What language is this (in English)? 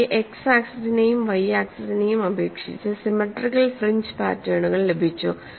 Malayalam